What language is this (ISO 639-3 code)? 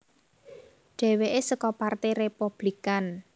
jav